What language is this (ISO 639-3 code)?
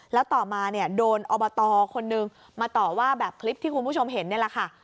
tha